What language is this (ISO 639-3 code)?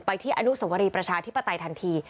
tha